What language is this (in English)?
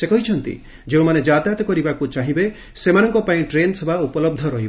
Odia